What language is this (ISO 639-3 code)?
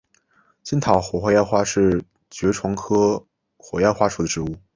zho